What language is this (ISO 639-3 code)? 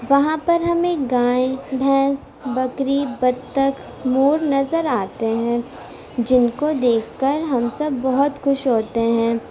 urd